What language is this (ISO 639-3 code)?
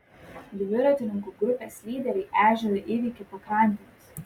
lit